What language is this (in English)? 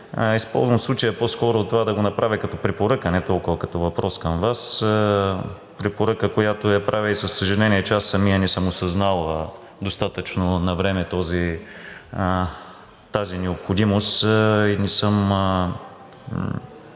Bulgarian